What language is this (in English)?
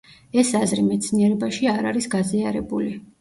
Georgian